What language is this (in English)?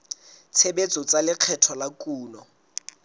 Southern Sotho